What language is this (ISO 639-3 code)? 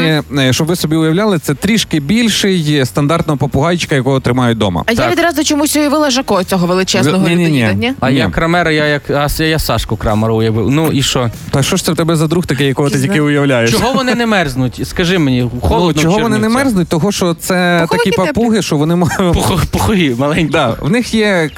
ukr